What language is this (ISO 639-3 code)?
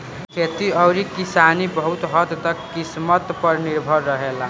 bho